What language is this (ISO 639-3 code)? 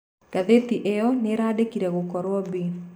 kik